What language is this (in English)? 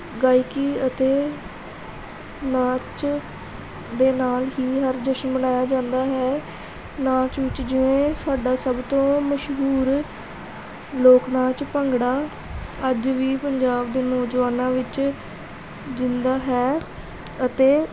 Punjabi